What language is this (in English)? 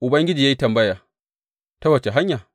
Hausa